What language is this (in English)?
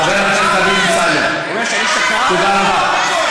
Hebrew